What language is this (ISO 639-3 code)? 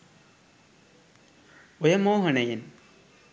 sin